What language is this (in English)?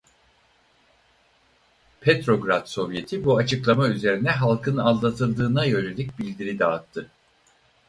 Turkish